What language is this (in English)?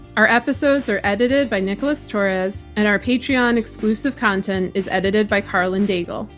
English